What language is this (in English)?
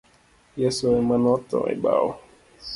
Luo (Kenya and Tanzania)